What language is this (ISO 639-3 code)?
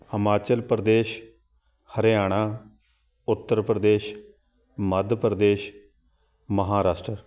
pan